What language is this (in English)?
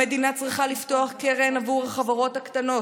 Hebrew